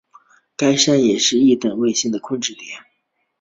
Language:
Chinese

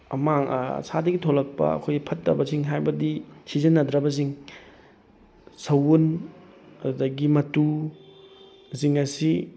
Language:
Manipuri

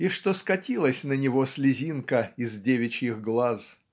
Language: Russian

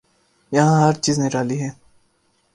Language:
Urdu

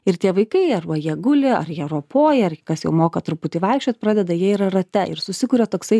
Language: Lithuanian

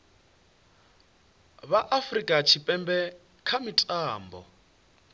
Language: Venda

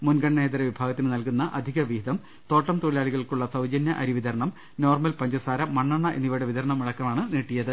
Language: Malayalam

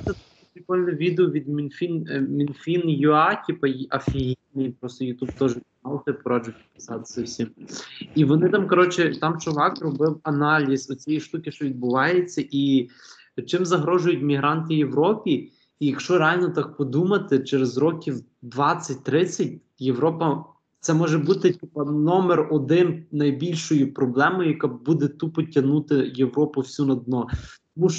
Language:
Ukrainian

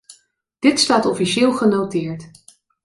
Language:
Dutch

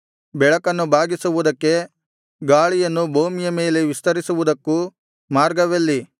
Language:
Kannada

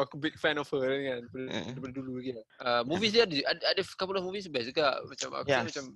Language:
Malay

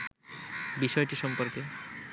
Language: Bangla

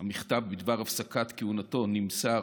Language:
Hebrew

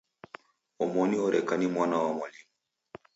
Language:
Taita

